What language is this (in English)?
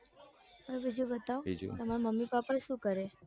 Gujarati